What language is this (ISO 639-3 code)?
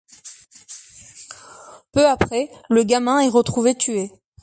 fra